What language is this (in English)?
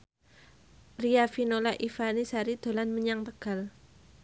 Javanese